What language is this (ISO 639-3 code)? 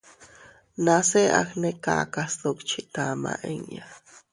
cut